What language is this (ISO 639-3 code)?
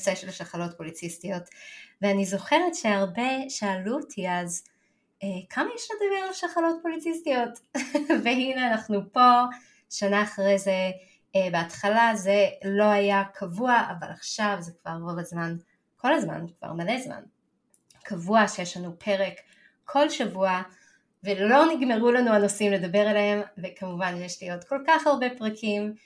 heb